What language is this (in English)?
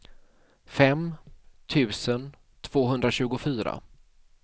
Swedish